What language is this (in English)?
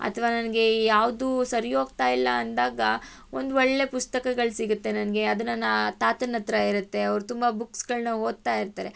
Kannada